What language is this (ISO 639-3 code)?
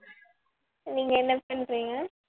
tam